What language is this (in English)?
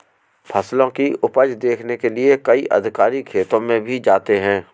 Hindi